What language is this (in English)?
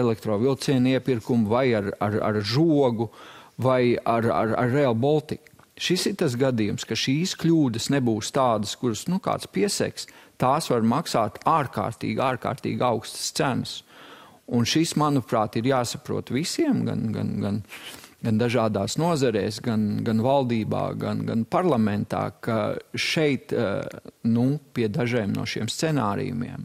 Latvian